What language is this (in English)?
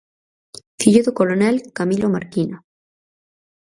Galician